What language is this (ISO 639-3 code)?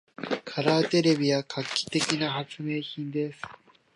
jpn